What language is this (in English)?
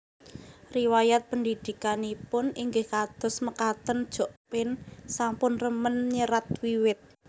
Javanese